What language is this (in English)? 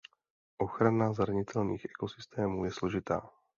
Czech